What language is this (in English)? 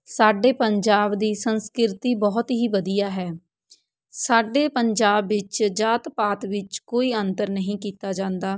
Punjabi